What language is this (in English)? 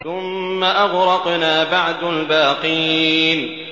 Arabic